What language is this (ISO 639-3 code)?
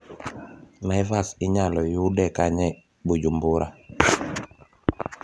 luo